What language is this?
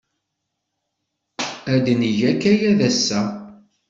Kabyle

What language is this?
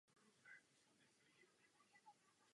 Czech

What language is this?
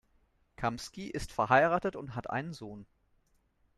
German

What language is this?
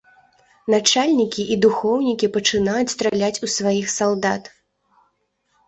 Belarusian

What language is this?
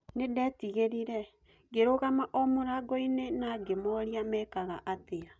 Kikuyu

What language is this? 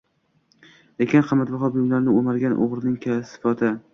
Uzbek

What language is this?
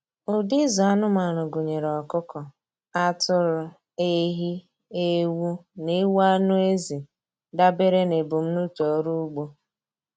Igbo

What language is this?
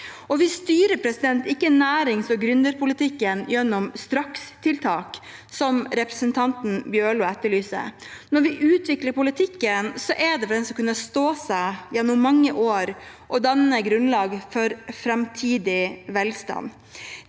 Norwegian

